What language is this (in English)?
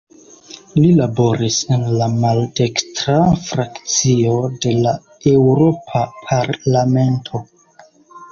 Esperanto